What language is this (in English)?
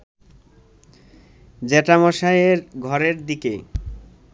Bangla